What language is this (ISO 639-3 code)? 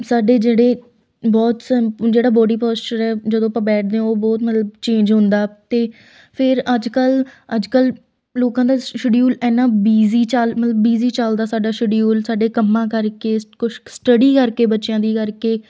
pan